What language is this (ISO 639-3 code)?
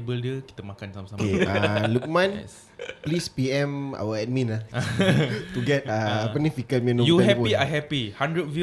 msa